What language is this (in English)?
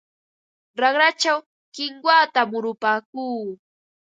Ambo-Pasco Quechua